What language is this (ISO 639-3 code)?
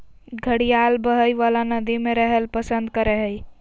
mag